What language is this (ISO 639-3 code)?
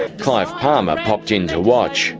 eng